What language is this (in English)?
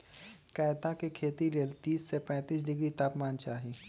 Magahi